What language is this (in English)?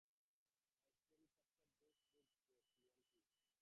English